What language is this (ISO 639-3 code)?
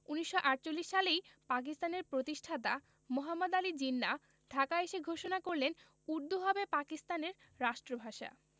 ben